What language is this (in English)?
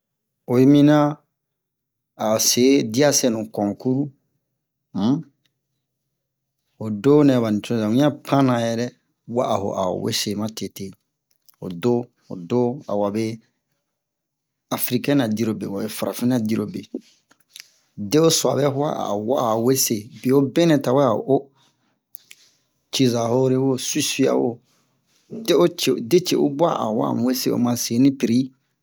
Bomu